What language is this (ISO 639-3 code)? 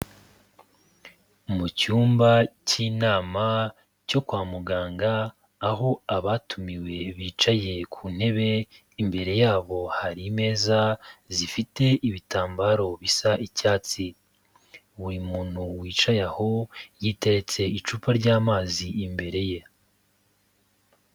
kin